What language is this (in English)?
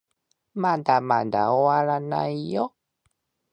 Japanese